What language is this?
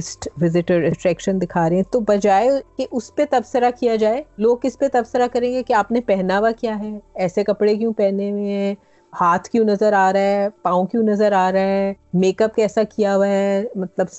Urdu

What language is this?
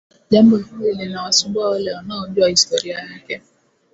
Swahili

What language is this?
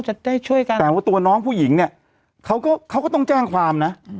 Thai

